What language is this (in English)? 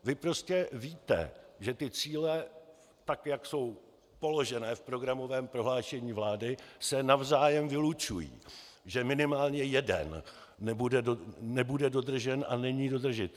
Czech